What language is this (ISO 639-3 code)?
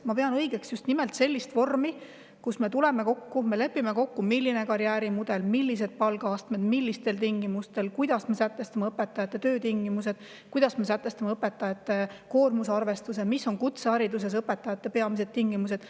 est